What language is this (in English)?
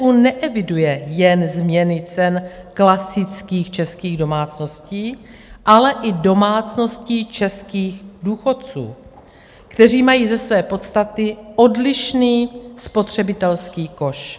Czech